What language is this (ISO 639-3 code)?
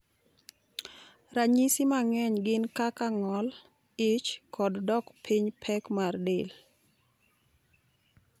luo